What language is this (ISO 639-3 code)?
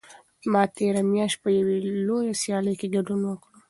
pus